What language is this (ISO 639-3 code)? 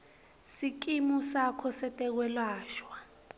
ssw